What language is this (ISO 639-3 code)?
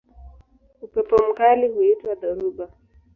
swa